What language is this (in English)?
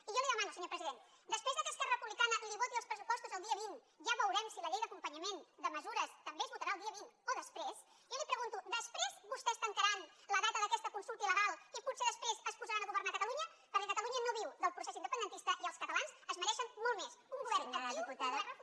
Catalan